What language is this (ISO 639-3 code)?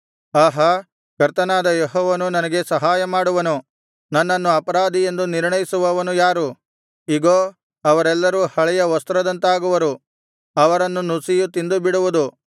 kan